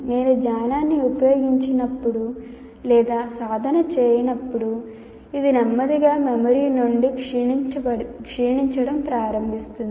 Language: Telugu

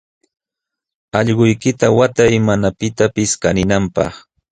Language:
Jauja Wanca Quechua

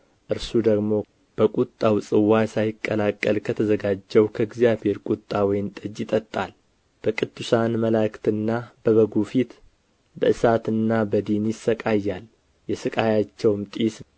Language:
Amharic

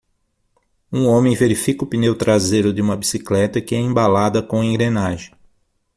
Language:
Portuguese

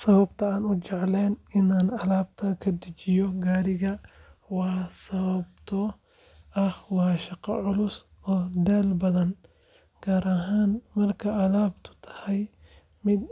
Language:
Somali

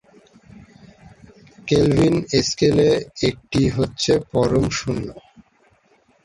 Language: Bangla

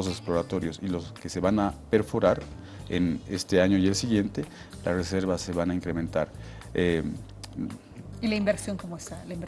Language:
Spanish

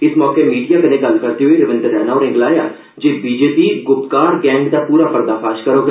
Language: Dogri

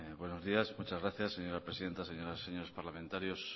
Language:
Spanish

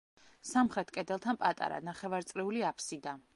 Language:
Georgian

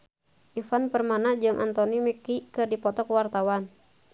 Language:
Sundanese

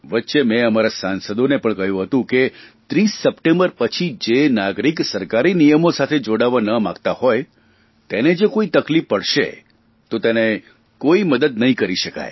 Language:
Gujarati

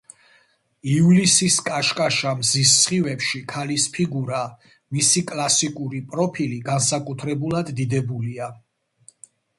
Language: Georgian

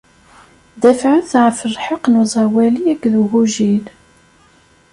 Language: Kabyle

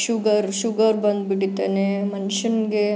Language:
Kannada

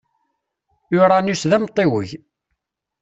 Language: Kabyle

